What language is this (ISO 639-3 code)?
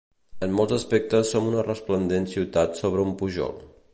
cat